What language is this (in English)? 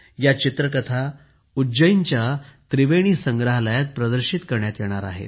Marathi